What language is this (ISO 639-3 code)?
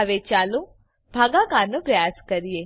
guj